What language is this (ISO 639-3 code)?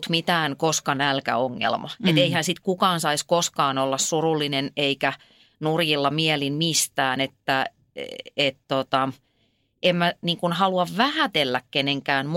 fin